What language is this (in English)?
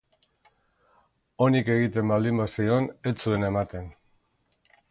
Basque